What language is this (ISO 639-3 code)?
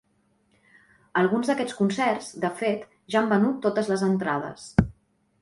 cat